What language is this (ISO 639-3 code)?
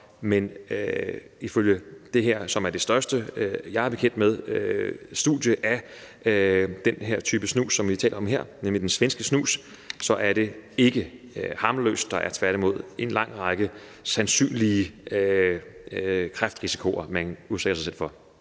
dan